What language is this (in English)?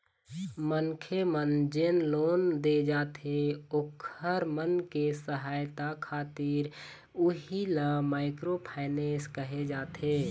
Chhattisgarhi